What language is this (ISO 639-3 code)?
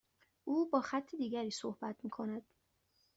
fas